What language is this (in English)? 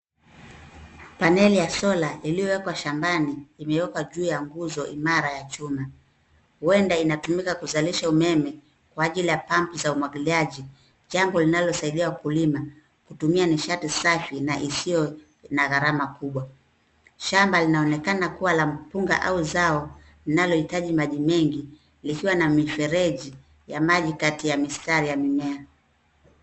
Swahili